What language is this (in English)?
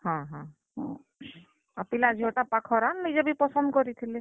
Odia